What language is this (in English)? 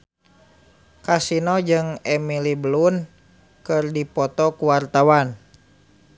Sundanese